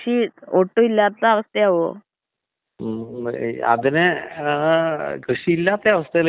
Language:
Malayalam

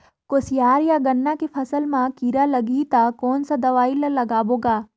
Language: Chhattisgarhi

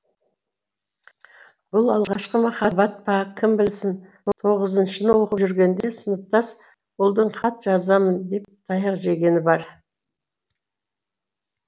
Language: Kazakh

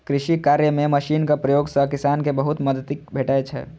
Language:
Maithili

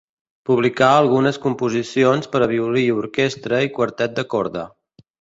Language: Catalan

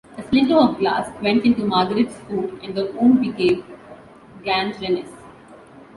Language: English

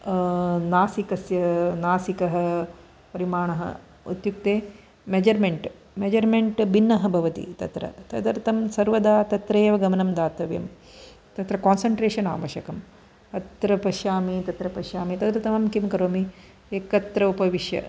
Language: Sanskrit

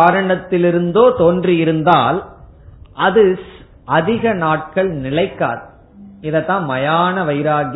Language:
Tamil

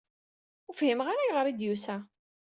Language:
Kabyle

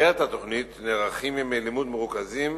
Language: Hebrew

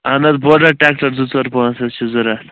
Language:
Kashmiri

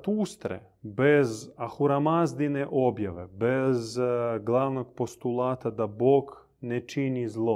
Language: Croatian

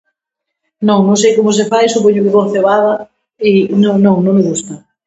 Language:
Galician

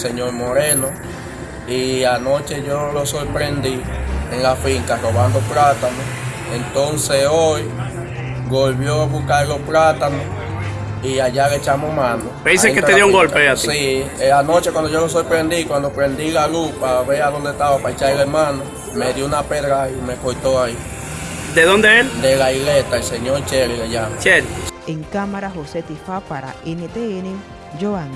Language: Spanish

